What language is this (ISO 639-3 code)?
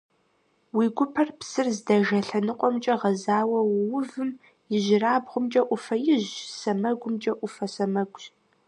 kbd